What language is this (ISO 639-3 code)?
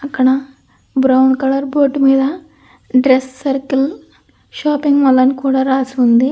tel